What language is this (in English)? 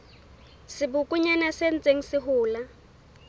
Southern Sotho